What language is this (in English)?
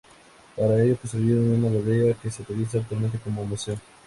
Spanish